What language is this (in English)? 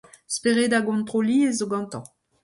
Breton